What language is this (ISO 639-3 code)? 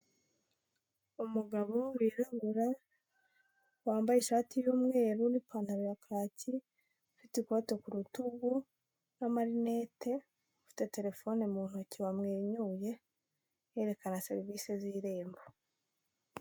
kin